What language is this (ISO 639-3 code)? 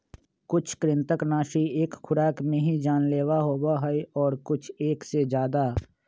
mag